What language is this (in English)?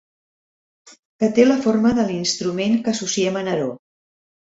Catalan